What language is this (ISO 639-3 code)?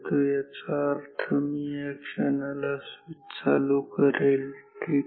mar